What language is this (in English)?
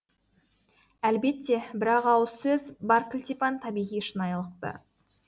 Kazakh